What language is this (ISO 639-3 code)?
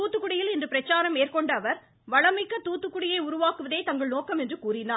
tam